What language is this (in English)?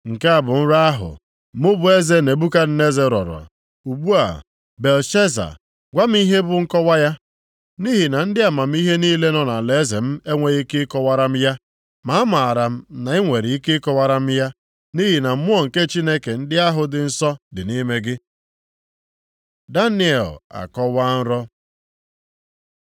Igbo